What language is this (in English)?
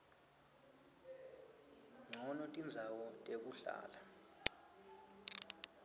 Swati